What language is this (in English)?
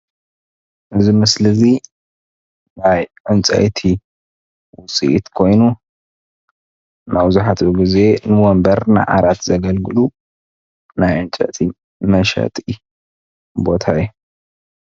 Tigrinya